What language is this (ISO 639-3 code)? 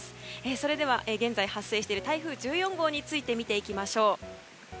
jpn